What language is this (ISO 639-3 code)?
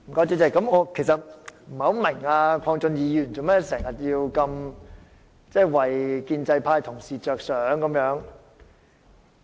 yue